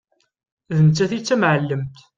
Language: Kabyle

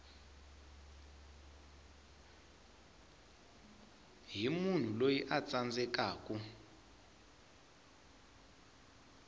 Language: Tsonga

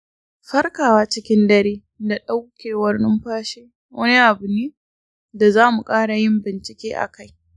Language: Hausa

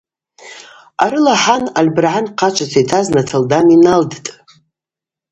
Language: Abaza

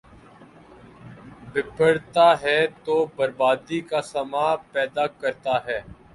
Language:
Urdu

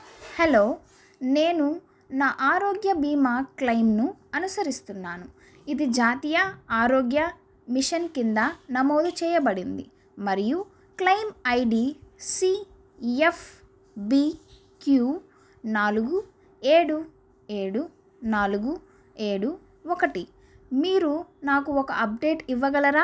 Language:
Telugu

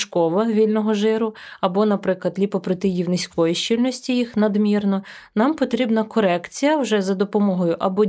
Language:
Ukrainian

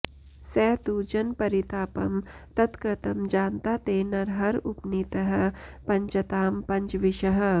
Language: Sanskrit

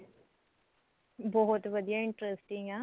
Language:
Punjabi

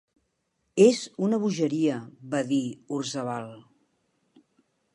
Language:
Catalan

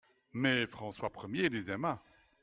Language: French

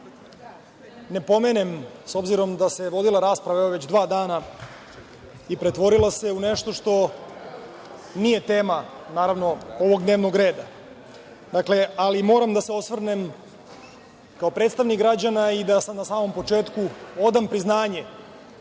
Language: Serbian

